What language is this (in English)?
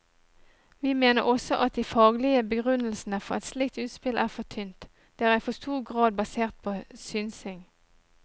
Norwegian